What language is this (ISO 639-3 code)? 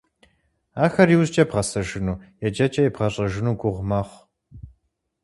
kbd